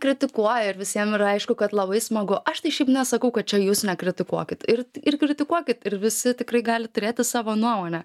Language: Lithuanian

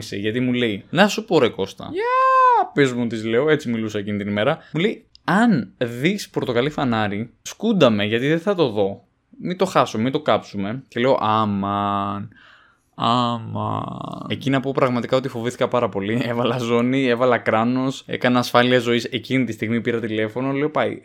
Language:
Greek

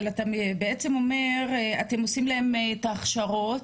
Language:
Hebrew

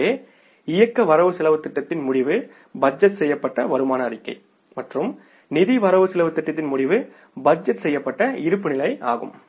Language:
Tamil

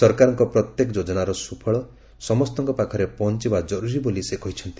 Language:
Odia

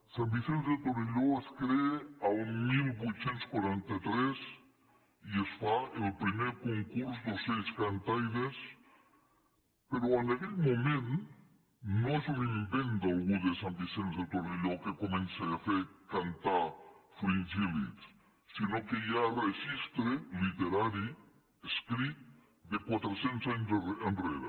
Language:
Catalan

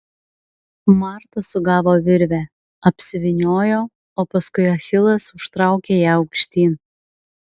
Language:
Lithuanian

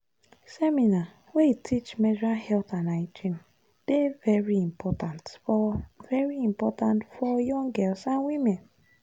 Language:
Nigerian Pidgin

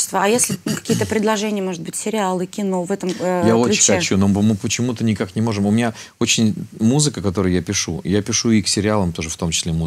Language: Russian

